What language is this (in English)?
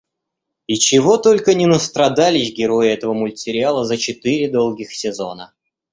Russian